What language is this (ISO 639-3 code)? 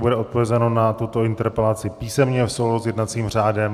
ces